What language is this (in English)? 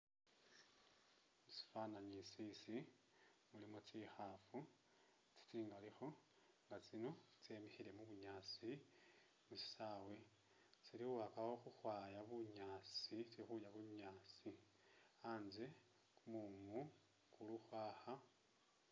Masaaba